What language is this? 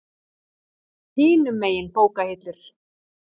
Icelandic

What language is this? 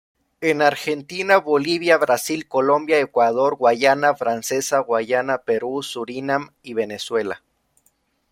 Spanish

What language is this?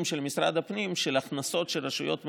Hebrew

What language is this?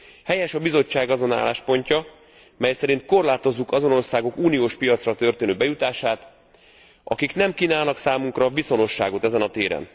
Hungarian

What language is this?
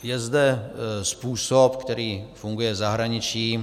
Czech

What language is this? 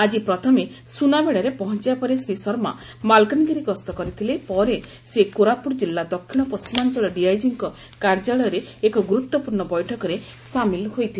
Odia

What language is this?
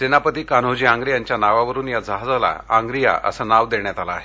Marathi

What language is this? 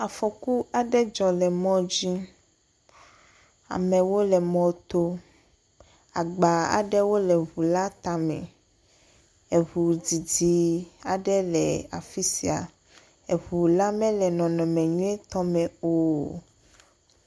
Ewe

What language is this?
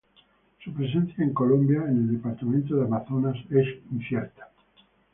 Spanish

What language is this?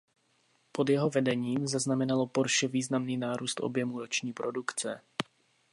Czech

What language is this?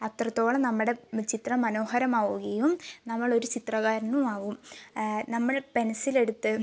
Malayalam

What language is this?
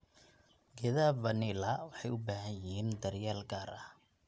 Somali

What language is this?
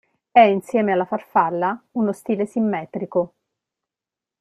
Italian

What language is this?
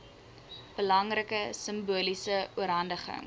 Afrikaans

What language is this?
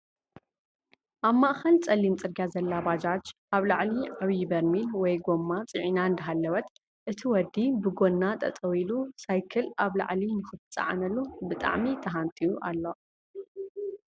Tigrinya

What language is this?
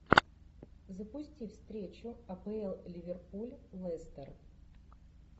Russian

